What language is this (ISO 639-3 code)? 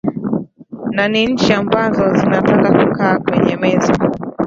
swa